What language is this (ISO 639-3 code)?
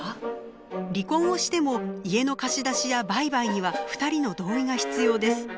jpn